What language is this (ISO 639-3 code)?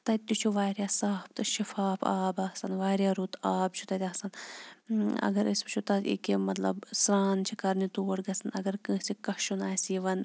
kas